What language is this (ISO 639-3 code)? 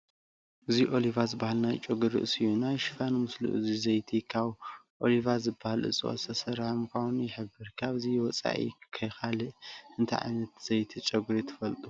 tir